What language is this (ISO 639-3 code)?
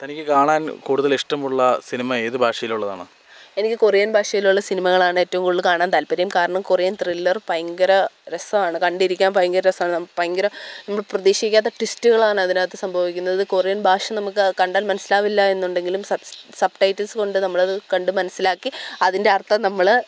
mal